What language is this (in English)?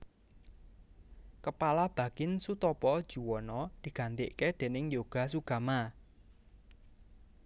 Javanese